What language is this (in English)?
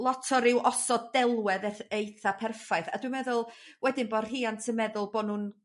Welsh